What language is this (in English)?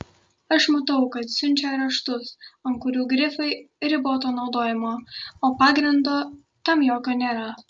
Lithuanian